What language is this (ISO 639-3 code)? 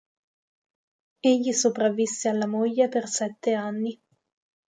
ita